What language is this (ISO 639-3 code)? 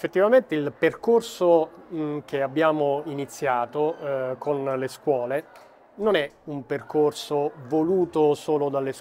ita